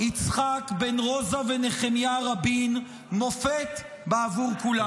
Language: Hebrew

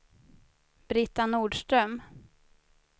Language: Swedish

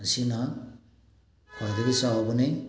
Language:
Manipuri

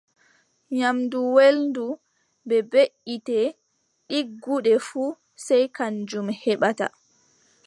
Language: Adamawa Fulfulde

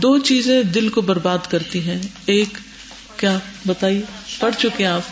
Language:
Urdu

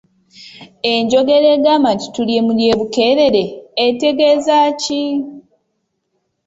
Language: Ganda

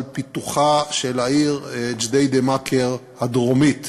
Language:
Hebrew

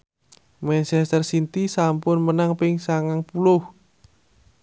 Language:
Javanese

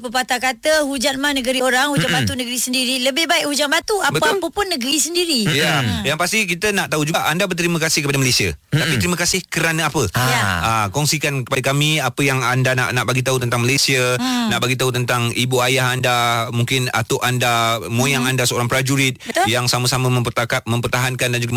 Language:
Malay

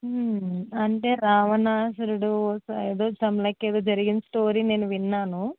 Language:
Telugu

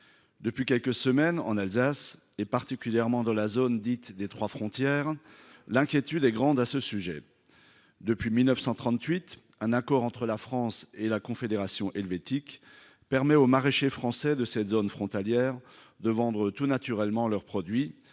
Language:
French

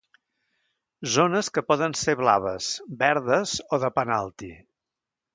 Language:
Catalan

